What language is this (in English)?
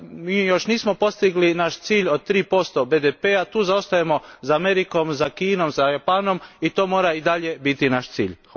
Croatian